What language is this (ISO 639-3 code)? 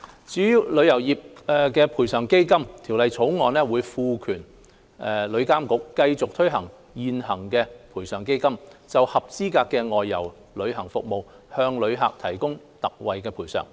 yue